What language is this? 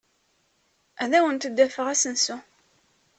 Kabyle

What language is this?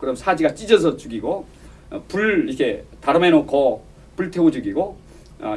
Korean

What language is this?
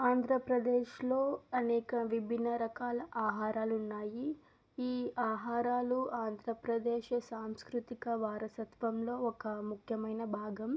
Telugu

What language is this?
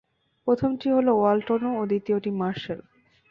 Bangla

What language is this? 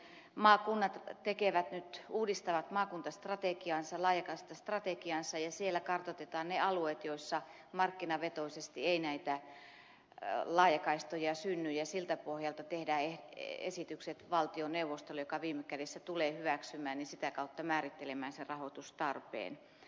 Finnish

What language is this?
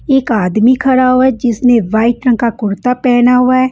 Hindi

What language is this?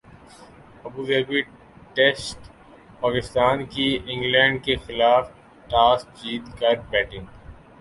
Urdu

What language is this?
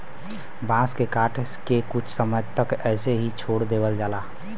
Bhojpuri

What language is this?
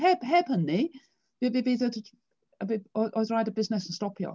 Welsh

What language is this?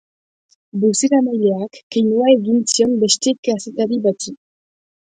Basque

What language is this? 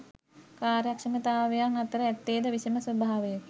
Sinhala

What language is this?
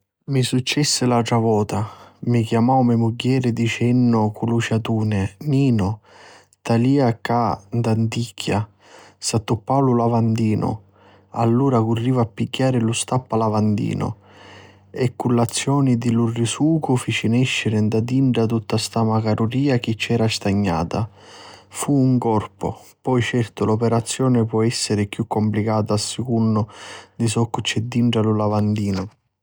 Sicilian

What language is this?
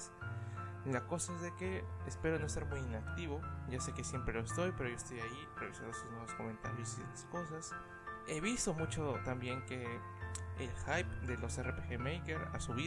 Spanish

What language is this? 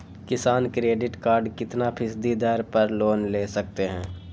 Magahi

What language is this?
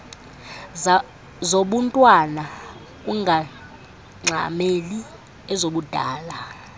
Xhosa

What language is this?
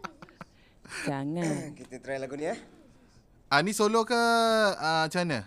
Malay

